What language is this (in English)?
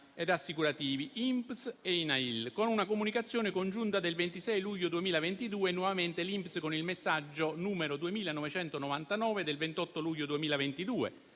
Italian